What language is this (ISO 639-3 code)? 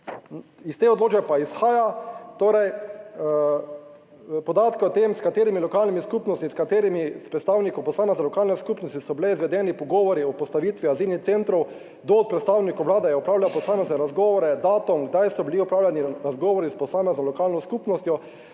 slv